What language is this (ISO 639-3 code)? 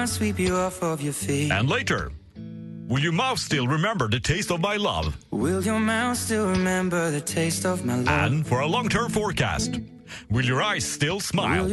swe